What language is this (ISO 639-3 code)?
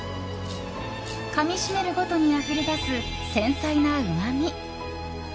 jpn